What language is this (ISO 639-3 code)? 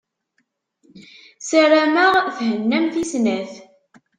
kab